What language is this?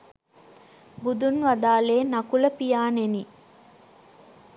Sinhala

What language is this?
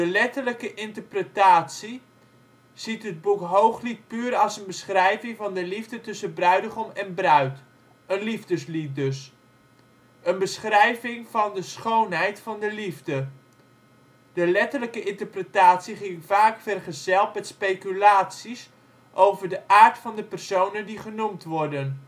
Dutch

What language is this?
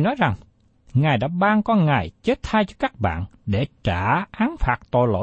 Vietnamese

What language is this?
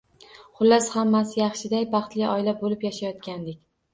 Uzbek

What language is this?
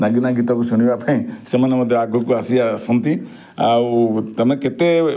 Odia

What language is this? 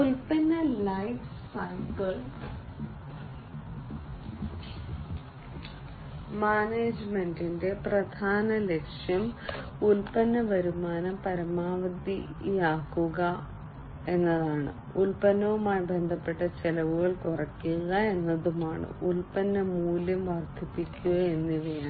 Malayalam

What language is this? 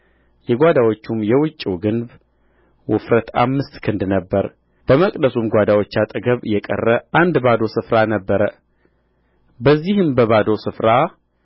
Amharic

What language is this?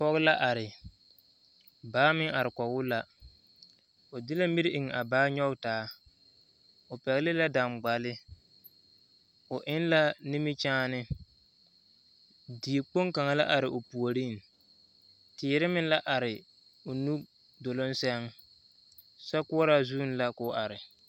Southern Dagaare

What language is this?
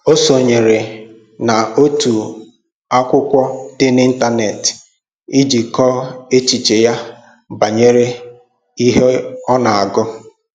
Igbo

